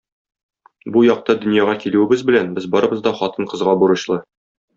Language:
Tatar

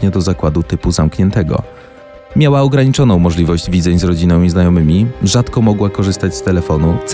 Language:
Polish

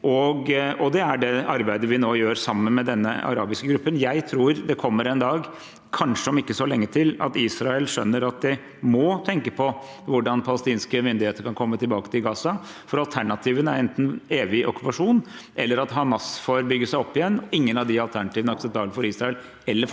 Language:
Norwegian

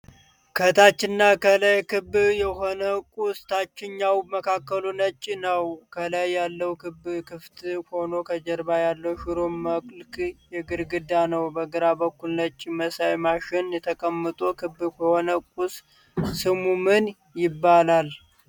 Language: Amharic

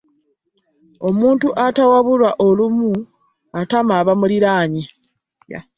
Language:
Ganda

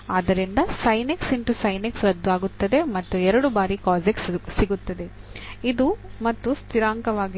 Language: Kannada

